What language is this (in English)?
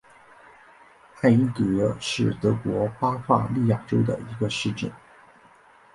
Chinese